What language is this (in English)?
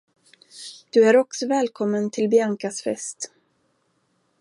Swedish